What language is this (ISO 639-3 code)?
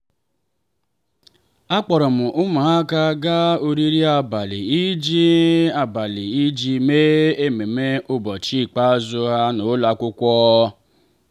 ibo